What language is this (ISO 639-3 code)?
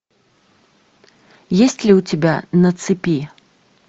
rus